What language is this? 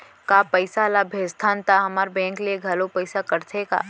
Chhattisgarhi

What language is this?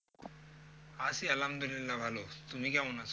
Bangla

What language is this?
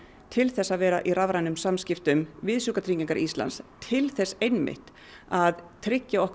Icelandic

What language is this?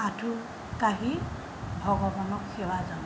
Assamese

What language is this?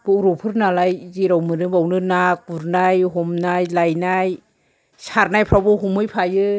Bodo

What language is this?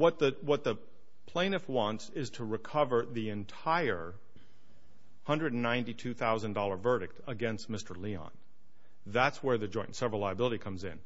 English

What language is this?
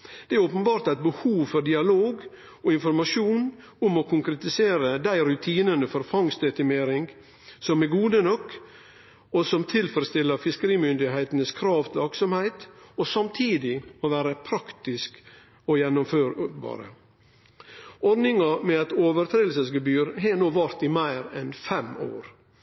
Norwegian Nynorsk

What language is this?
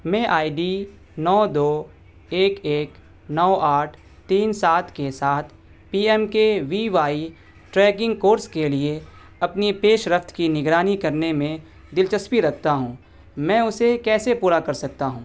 Urdu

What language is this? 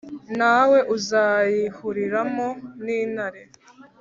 Kinyarwanda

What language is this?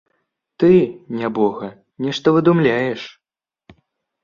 Belarusian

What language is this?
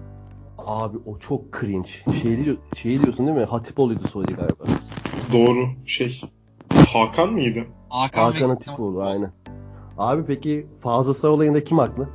Turkish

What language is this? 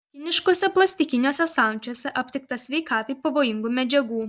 Lithuanian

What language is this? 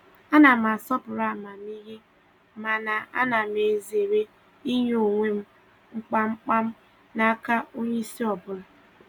Igbo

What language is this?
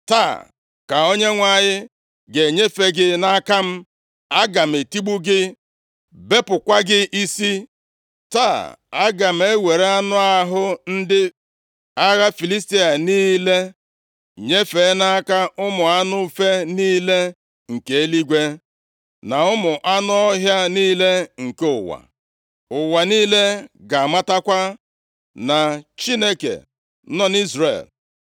Igbo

